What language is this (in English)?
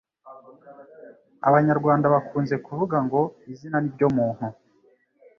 Kinyarwanda